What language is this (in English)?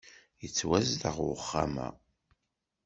Kabyle